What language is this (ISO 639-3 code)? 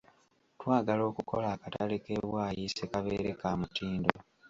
lug